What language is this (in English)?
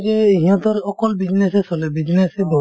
Assamese